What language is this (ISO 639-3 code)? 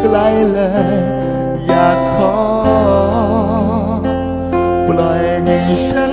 vie